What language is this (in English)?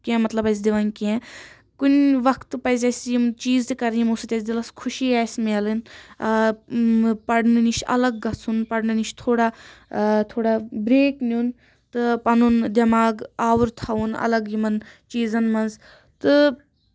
Kashmiri